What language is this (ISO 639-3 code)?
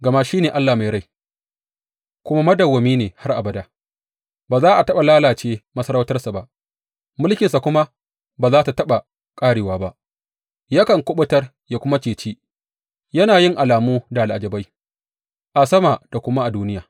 hau